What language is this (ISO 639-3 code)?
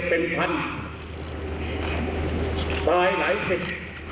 tha